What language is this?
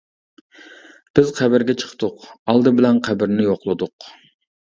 Uyghur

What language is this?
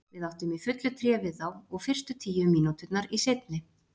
Icelandic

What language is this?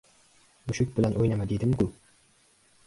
Uzbek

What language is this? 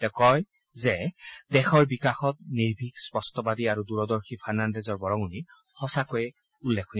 Assamese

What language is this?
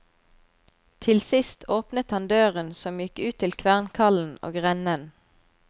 Norwegian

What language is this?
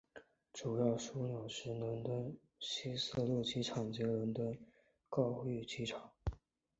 Chinese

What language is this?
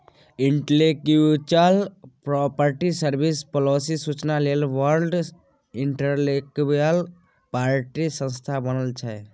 Maithili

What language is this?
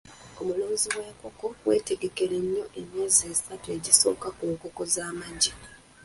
Ganda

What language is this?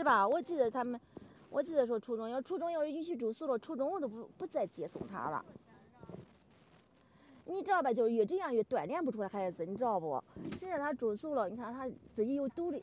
Chinese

